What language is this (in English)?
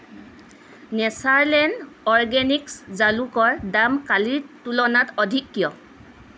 Assamese